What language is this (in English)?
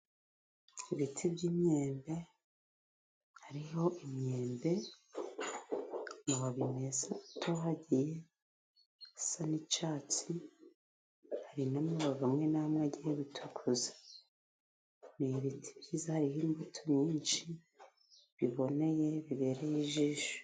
Kinyarwanda